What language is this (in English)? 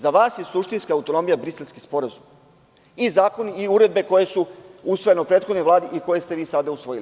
Serbian